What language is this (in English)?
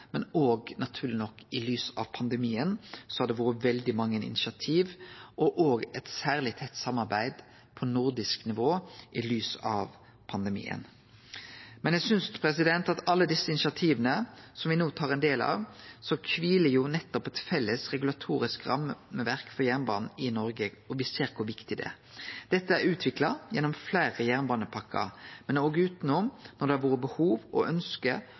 Norwegian Nynorsk